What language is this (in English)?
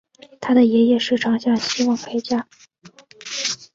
Chinese